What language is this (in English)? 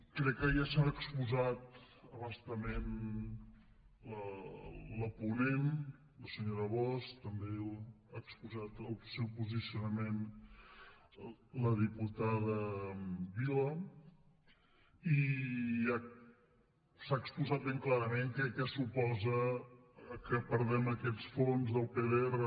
Catalan